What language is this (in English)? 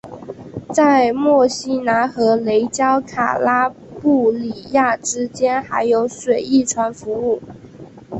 Chinese